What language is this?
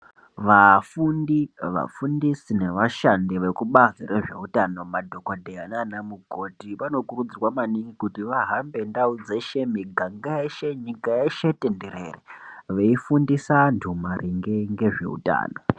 Ndau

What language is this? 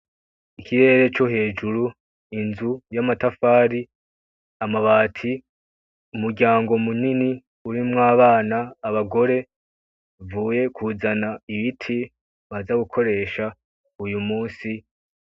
Rundi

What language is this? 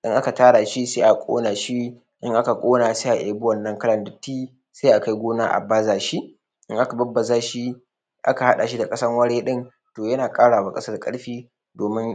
Hausa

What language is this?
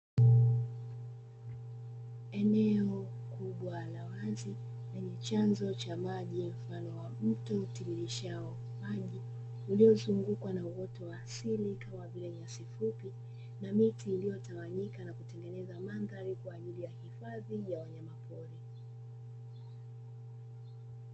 Swahili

